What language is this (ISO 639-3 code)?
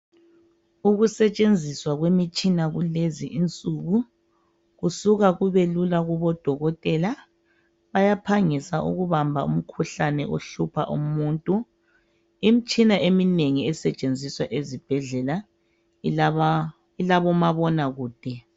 nde